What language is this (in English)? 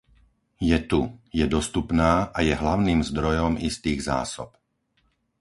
Slovak